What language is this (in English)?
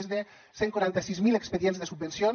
Catalan